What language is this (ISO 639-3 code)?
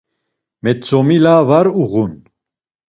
lzz